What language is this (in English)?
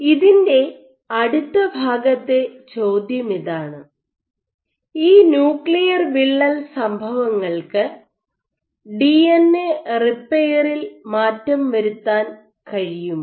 Malayalam